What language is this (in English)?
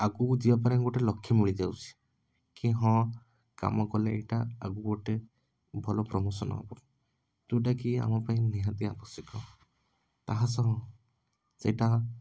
Odia